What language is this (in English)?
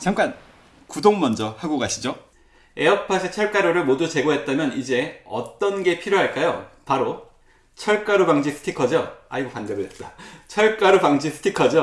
Korean